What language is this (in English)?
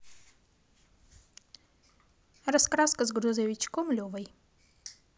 Russian